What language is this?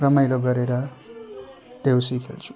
Nepali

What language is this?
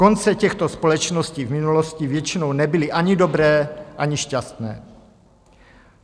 Czech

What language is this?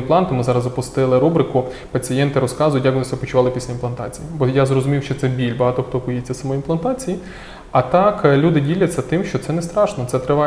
Ukrainian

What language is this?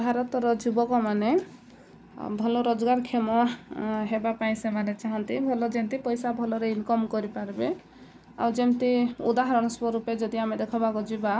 Odia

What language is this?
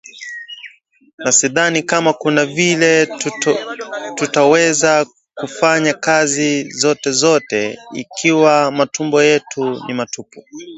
Swahili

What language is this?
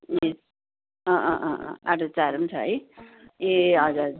Nepali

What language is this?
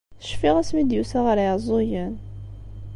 Kabyle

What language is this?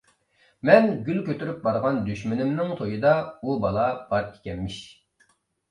Uyghur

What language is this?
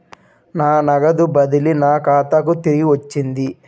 Telugu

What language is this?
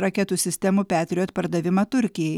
Lithuanian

